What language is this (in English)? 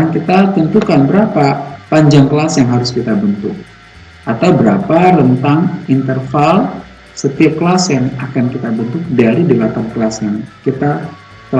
Indonesian